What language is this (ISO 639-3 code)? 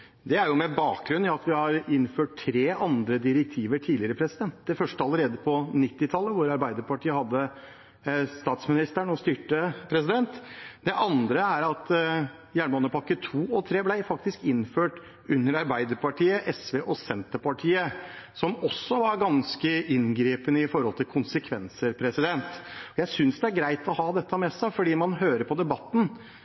nob